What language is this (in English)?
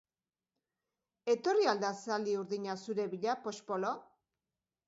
Basque